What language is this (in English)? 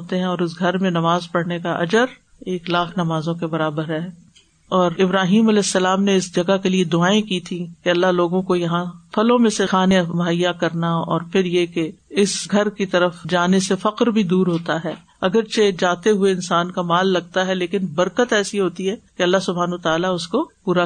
Urdu